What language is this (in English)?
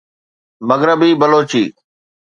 Sindhi